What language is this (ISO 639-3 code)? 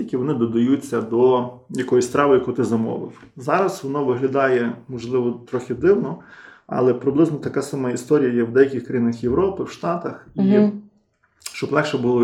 ukr